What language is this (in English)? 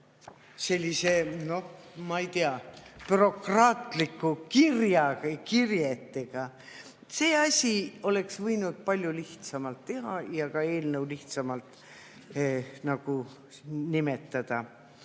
Estonian